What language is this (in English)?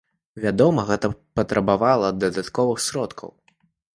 Belarusian